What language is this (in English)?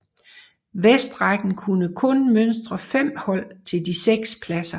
Danish